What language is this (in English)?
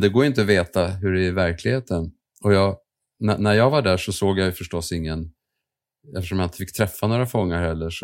Swedish